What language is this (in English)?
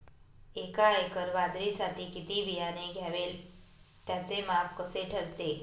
Marathi